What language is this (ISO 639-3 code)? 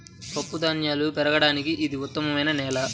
tel